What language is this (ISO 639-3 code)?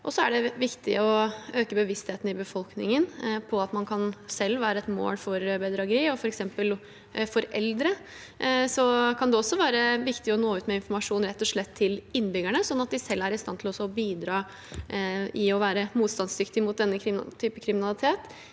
nor